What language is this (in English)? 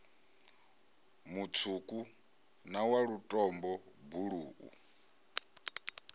Venda